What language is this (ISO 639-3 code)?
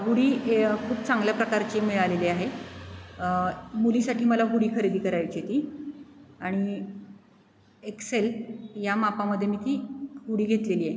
mar